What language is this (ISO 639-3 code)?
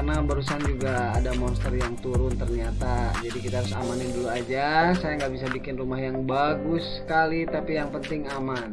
ind